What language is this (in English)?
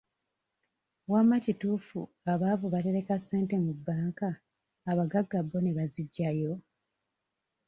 Ganda